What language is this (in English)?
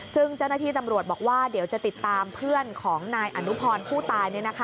Thai